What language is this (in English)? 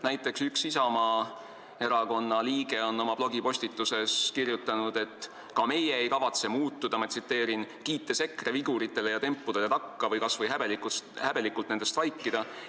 Estonian